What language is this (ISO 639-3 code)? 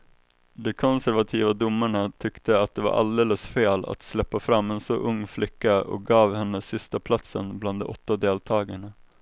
swe